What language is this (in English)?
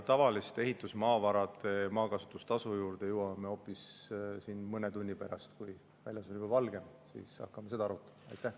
Estonian